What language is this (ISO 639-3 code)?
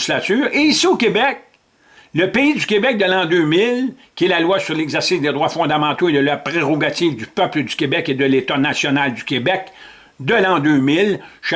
fra